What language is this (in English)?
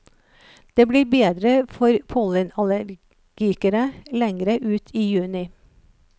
Norwegian